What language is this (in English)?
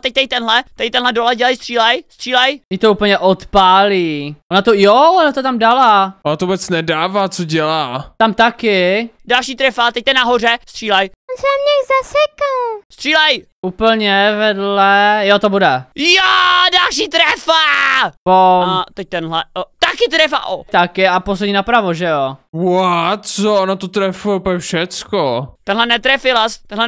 Czech